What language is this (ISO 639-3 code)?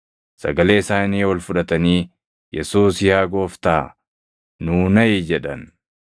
orm